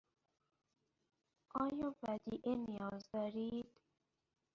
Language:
Persian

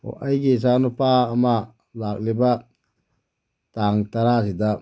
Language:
Manipuri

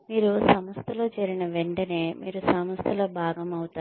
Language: Telugu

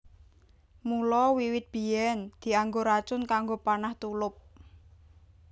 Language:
Javanese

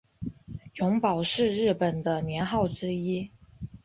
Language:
Chinese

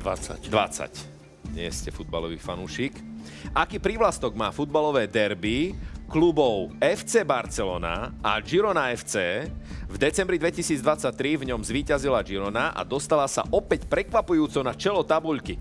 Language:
Slovak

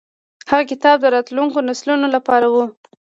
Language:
Pashto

